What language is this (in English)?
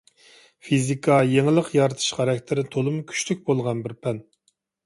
Uyghur